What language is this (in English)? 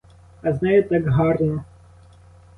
Ukrainian